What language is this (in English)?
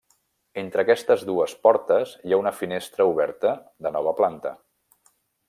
Catalan